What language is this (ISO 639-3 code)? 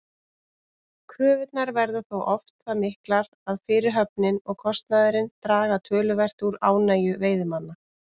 isl